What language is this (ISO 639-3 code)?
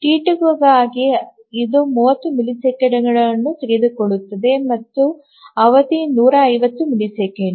kan